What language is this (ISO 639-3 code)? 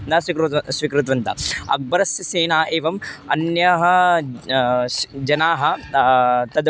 san